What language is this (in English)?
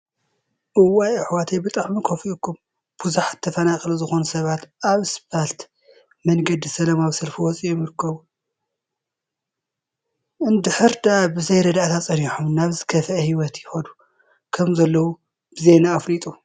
Tigrinya